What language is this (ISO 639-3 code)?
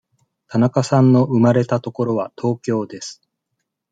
jpn